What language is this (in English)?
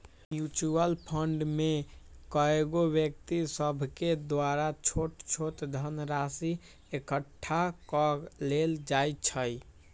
Magahi